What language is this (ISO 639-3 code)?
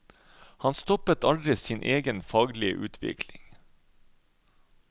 nor